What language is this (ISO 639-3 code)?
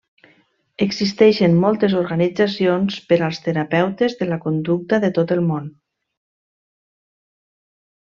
cat